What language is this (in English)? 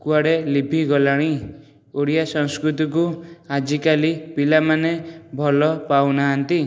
Odia